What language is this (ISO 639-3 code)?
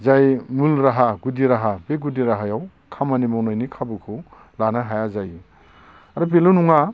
brx